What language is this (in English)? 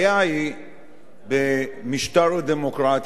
Hebrew